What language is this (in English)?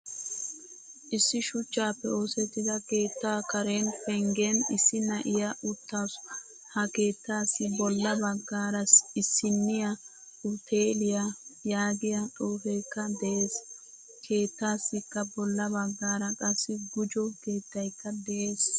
Wolaytta